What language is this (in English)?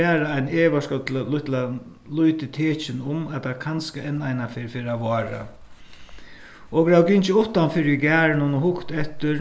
Faroese